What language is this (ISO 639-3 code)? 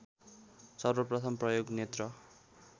nep